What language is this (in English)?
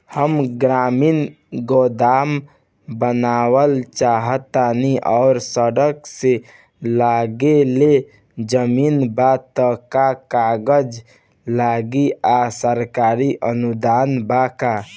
Bhojpuri